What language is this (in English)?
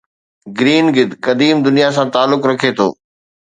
Sindhi